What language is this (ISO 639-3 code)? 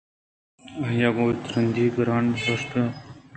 bgp